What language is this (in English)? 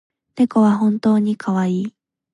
Japanese